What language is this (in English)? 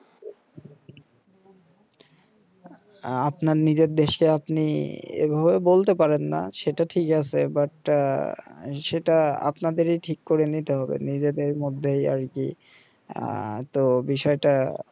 Bangla